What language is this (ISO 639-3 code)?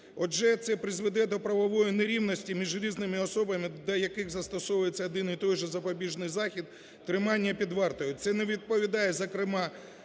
ukr